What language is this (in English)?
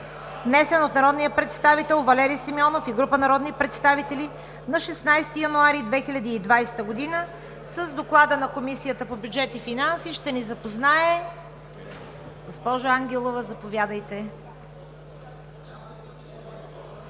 Bulgarian